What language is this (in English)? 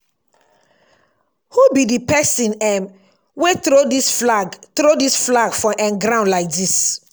Nigerian Pidgin